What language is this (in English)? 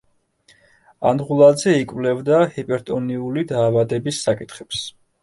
Georgian